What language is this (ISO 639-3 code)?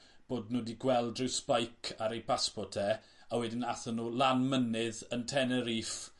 cym